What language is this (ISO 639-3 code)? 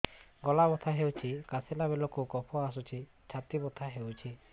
ori